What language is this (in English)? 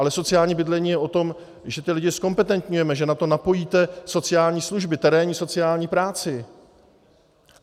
Czech